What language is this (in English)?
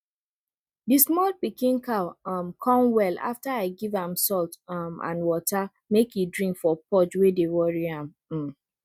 Nigerian Pidgin